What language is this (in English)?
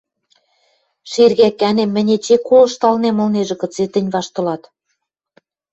Western Mari